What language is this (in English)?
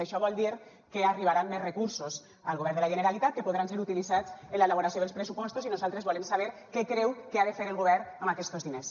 Catalan